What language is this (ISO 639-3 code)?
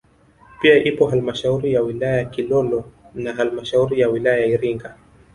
swa